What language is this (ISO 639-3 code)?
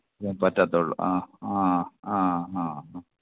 mal